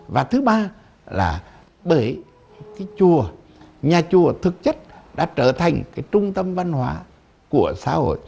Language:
Vietnamese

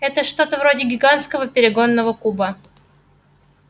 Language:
Russian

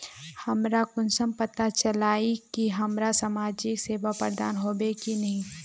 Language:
Magahi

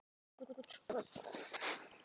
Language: Icelandic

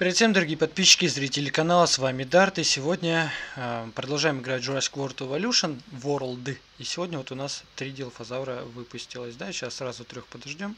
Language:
Russian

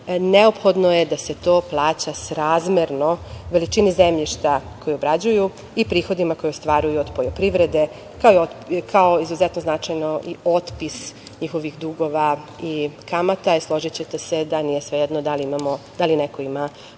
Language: Serbian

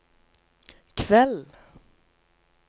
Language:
Norwegian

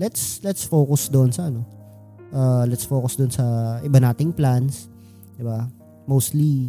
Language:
Filipino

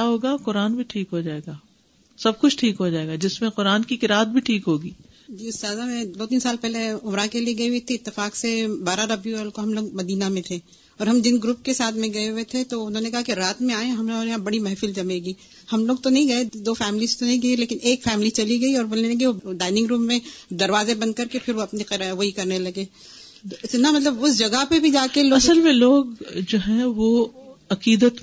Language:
Urdu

